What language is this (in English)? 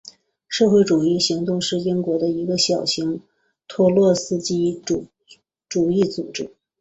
Chinese